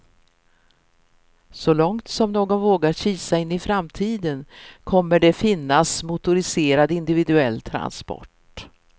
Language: Swedish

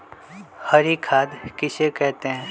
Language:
Magahi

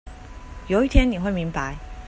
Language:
Chinese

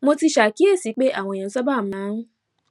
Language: Yoruba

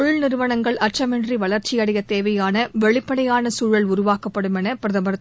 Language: Tamil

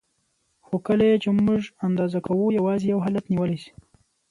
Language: Pashto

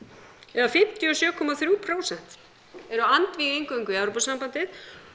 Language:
Icelandic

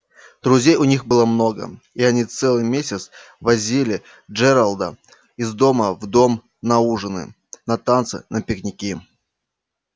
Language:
Russian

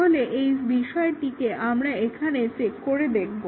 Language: Bangla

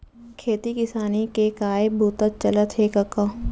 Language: Chhattisgarhi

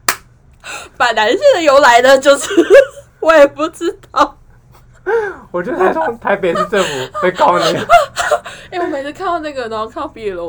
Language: Chinese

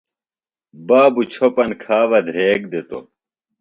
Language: Phalura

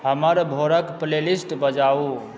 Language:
Maithili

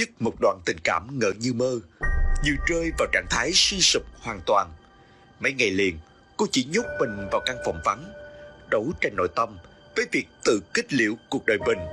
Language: Vietnamese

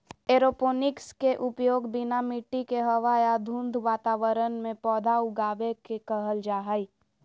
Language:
Magahi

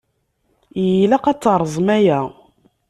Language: Kabyle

